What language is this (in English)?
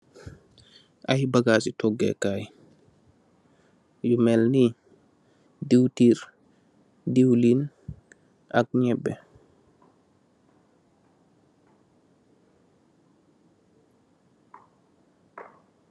Wolof